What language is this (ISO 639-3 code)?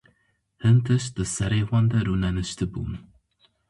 kur